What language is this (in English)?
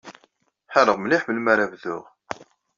Kabyle